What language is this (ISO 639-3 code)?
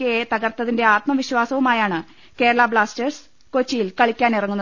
mal